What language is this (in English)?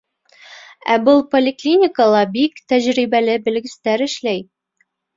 Bashkir